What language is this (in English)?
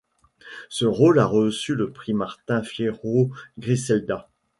French